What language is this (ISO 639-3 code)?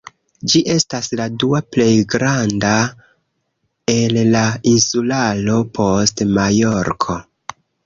epo